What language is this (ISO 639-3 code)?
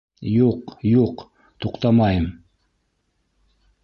bak